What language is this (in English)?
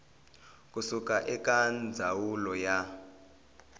Tsonga